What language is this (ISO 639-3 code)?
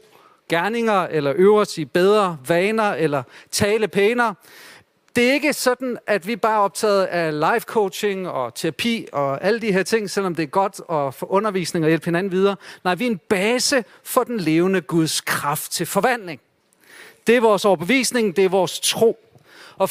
dan